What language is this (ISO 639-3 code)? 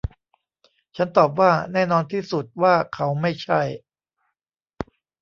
tha